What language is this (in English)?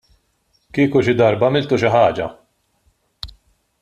Maltese